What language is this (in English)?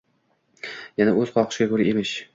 Uzbek